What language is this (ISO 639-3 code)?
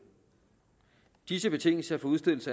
dan